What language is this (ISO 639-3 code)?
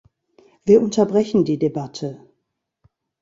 deu